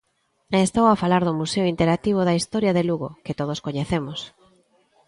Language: Galician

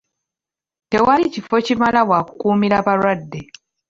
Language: Ganda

